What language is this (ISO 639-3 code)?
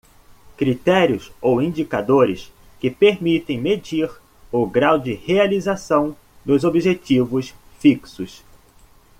por